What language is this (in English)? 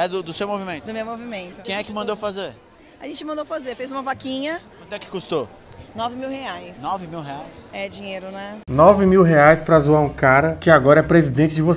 Portuguese